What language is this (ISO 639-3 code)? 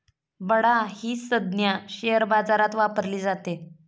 mar